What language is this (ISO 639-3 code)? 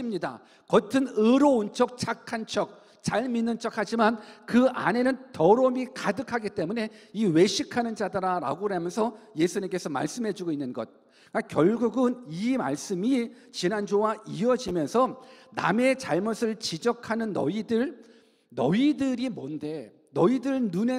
kor